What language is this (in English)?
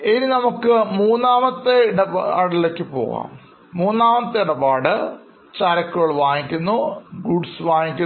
Malayalam